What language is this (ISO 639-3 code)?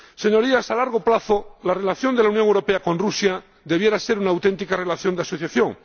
spa